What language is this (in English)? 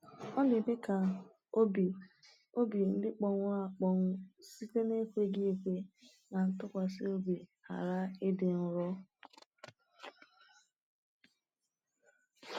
Igbo